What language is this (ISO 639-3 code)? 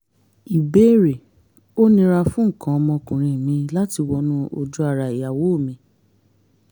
yor